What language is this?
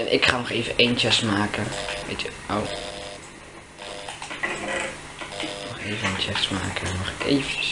Dutch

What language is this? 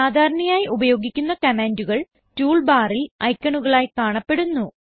Malayalam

